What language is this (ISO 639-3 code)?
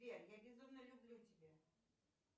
rus